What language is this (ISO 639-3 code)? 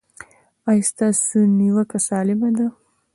pus